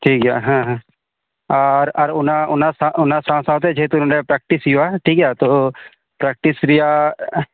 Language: Santali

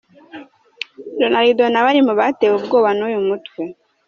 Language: Kinyarwanda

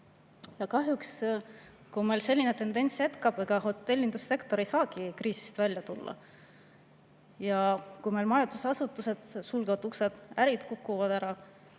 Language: Estonian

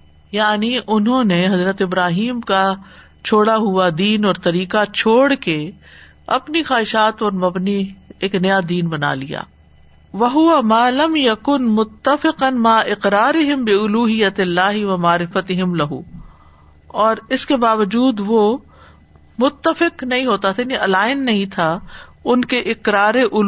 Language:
Urdu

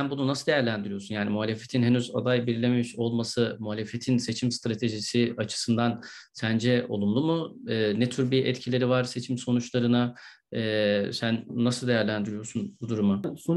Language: Turkish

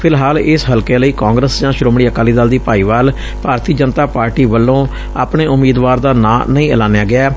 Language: Punjabi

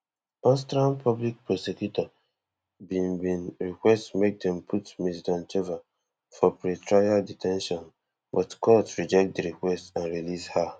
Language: Nigerian Pidgin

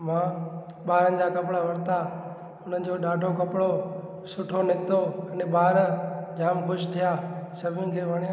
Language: Sindhi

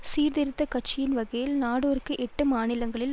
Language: Tamil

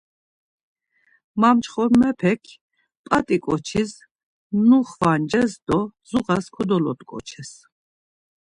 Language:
Laz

